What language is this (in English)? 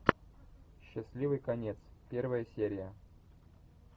Russian